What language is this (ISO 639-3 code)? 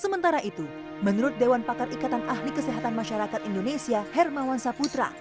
ind